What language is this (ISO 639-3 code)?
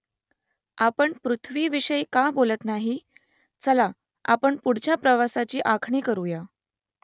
mar